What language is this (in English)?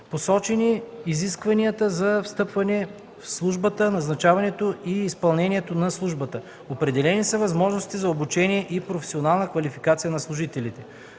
Bulgarian